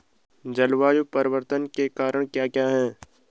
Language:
Hindi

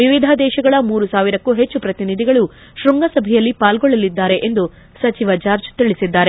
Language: Kannada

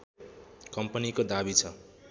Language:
Nepali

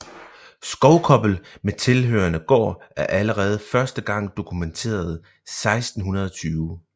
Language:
Danish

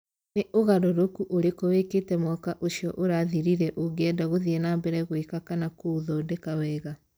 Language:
Kikuyu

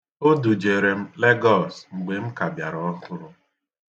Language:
Igbo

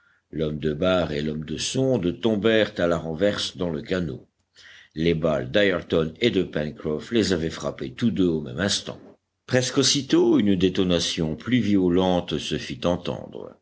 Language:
French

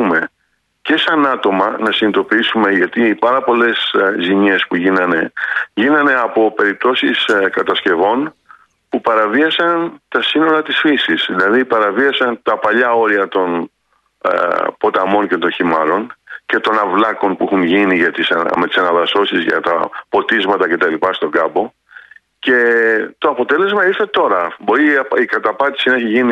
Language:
Greek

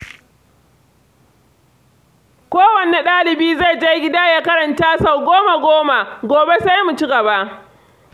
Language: Hausa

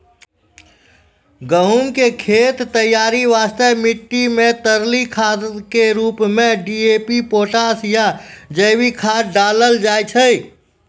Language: Maithili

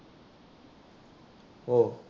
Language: Marathi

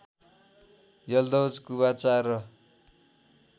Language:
Nepali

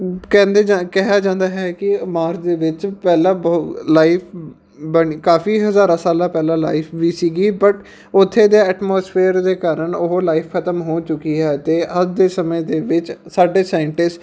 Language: Punjabi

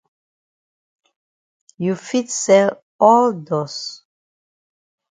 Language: Cameroon Pidgin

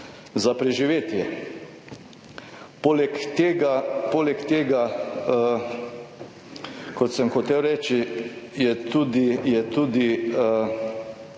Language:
Slovenian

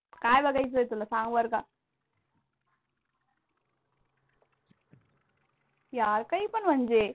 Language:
Marathi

